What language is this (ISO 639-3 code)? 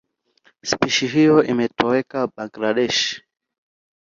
swa